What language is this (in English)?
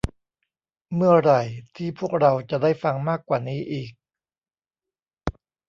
Thai